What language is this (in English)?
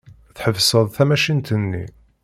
Kabyle